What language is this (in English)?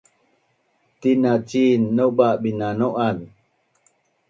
Bunun